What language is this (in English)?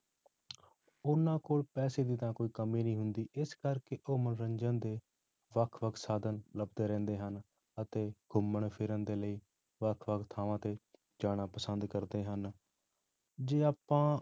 Punjabi